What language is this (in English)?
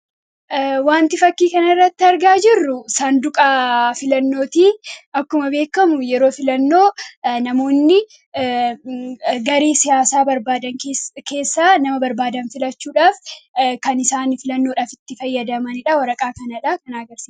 Oromo